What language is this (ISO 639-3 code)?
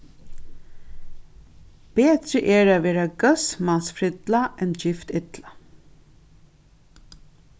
fao